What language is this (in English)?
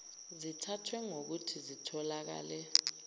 Zulu